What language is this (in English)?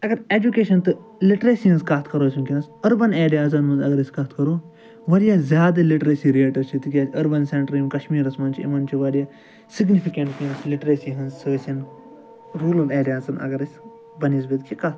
Kashmiri